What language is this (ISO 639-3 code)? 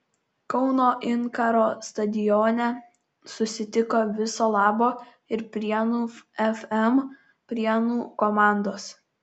lit